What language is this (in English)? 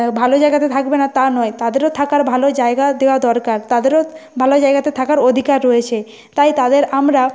Bangla